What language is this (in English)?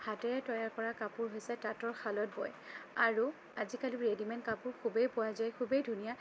Assamese